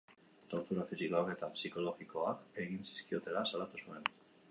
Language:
Basque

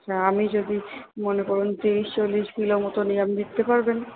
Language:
Bangla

